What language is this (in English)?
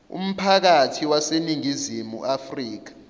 Zulu